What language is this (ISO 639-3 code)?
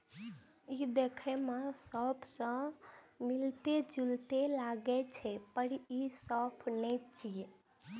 mai